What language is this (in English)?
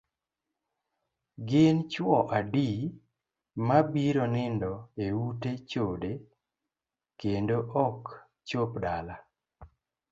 Luo (Kenya and Tanzania)